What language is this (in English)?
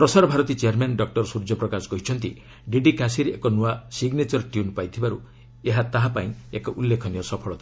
Odia